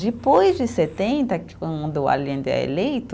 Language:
Portuguese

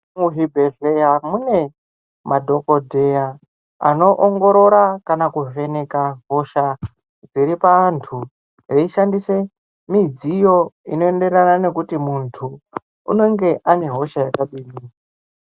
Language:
Ndau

